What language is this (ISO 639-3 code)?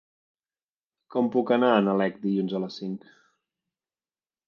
cat